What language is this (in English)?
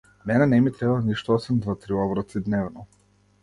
Macedonian